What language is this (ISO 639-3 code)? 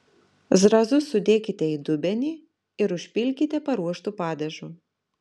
lit